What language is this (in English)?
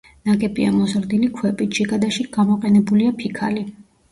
Georgian